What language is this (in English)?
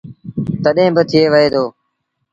Sindhi Bhil